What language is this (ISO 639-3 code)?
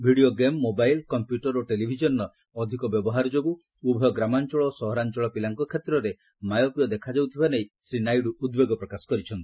ori